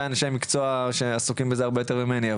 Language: Hebrew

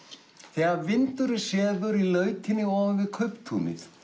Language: Icelandic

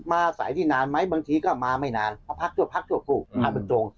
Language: Thai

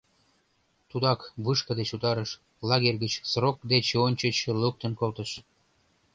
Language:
Mari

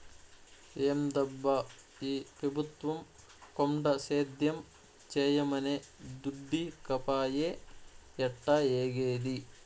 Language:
Telugu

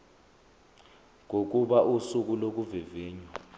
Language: Zulu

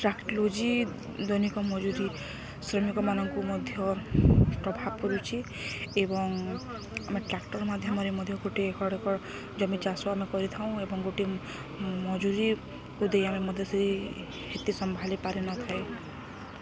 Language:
Odia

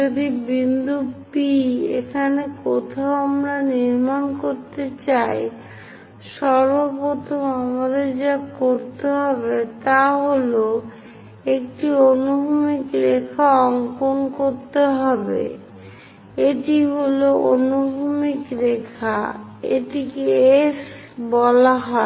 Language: Bangla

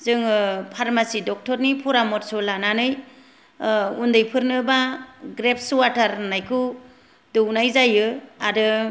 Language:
Bodo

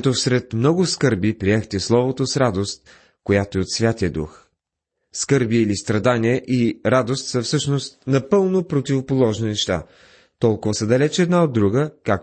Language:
Bulgarian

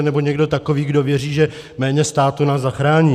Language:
Czech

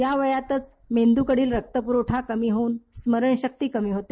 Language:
Marathi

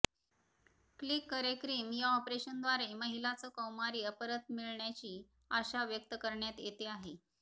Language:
Marathi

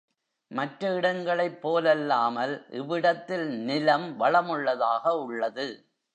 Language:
Tamil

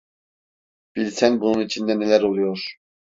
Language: Turkish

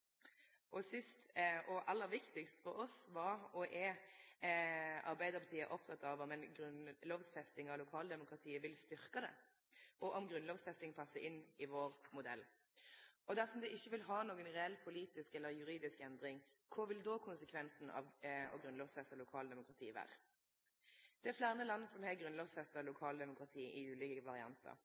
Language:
Norwegian Nynorsk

